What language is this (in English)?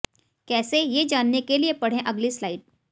Hindi